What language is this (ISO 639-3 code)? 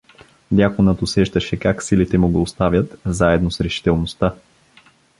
bul